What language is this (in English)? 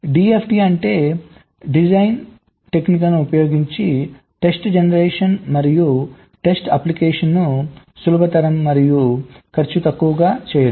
Telugu